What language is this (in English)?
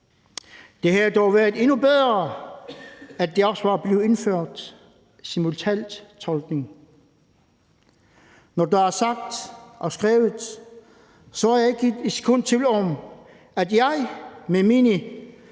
Danish